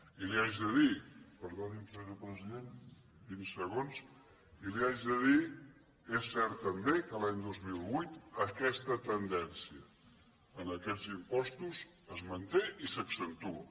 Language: Catalan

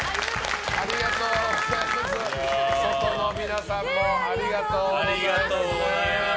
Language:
Japanese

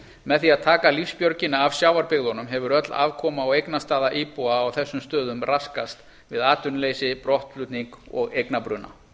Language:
Icelandic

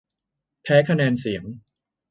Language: Thai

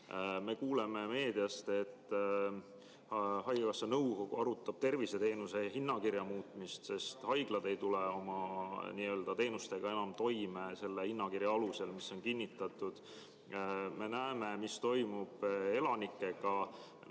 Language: Estonian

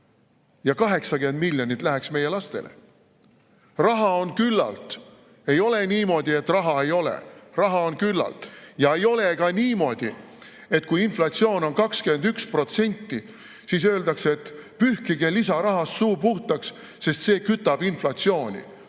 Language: Estonian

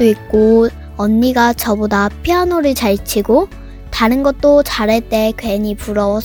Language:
Korean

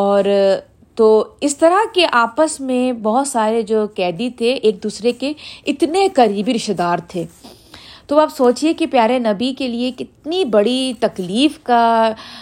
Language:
Urdu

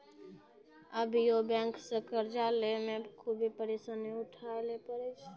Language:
Maithili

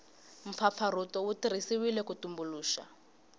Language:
Tsonga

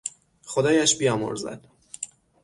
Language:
Persian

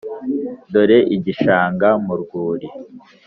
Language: Kinyarwanda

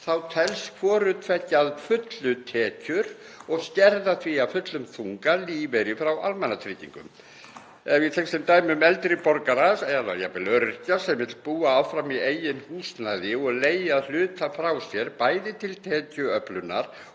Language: Icelandic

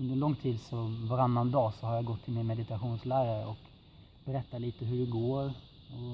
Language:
Swedish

